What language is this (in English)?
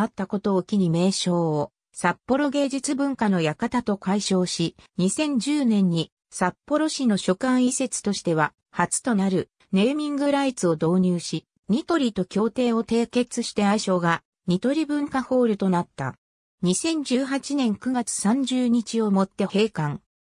Japanese